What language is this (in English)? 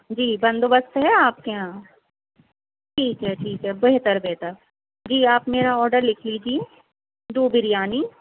Urdu